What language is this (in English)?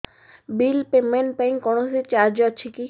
Odia